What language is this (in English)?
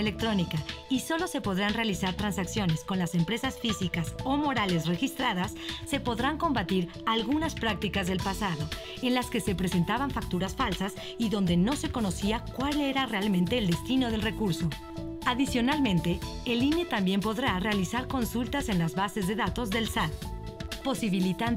Spanish